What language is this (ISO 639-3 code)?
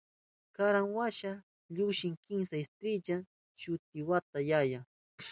qup